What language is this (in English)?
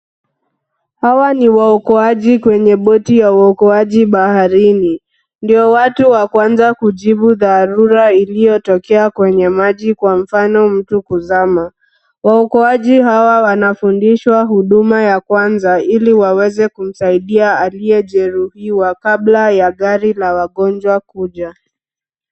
Swahili